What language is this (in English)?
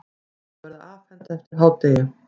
Icelandic